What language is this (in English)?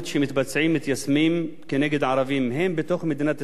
Hebrew